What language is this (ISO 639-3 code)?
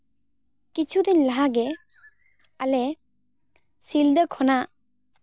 sat